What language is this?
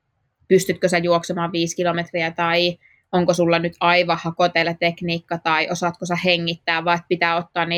Finnish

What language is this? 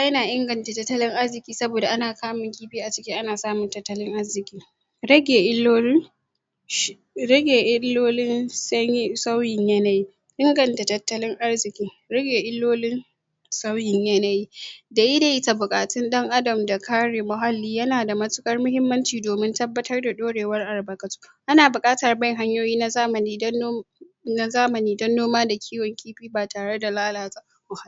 Hausa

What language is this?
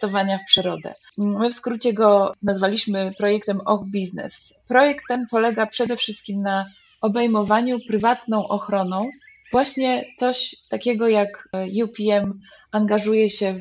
Polish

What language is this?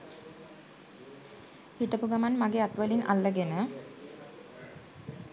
Sinhala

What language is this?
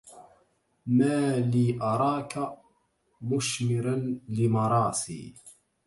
Arabic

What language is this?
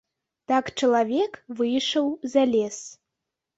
Belarusian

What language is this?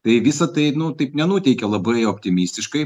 Lithuanian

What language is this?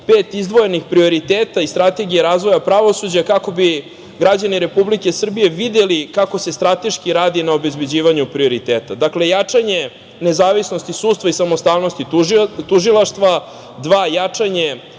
Serbian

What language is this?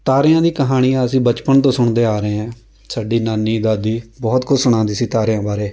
Punjabi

